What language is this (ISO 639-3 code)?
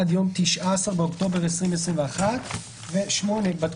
heb